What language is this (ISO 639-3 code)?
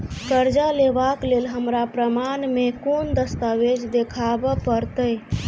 mai